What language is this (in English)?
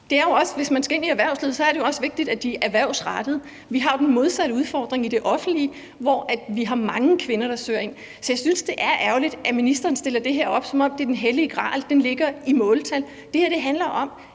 Danish